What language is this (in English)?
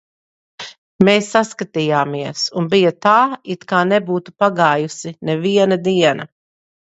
Latvian